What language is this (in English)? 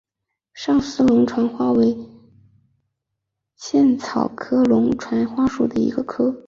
Chinese